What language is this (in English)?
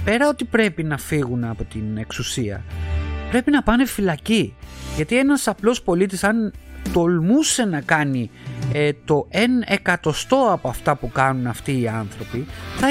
Greek